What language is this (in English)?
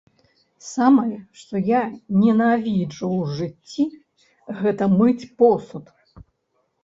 Belarusian